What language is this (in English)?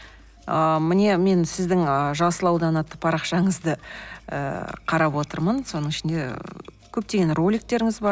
Kazakh